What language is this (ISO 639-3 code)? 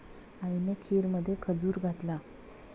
mar